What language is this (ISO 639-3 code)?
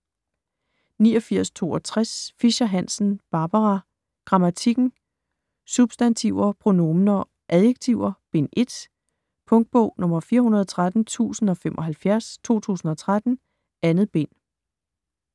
dan